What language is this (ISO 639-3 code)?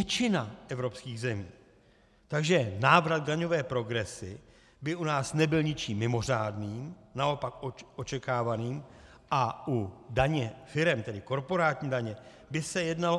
ces